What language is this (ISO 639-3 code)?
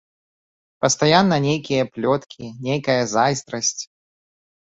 bel